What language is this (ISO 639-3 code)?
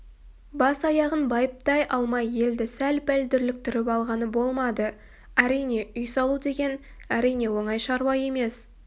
kaz